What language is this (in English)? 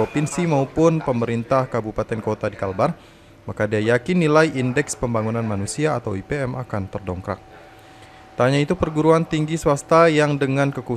Indonesian